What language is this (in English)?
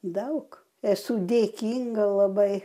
Lithuanian